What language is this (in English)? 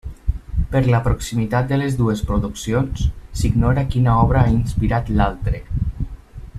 Catalan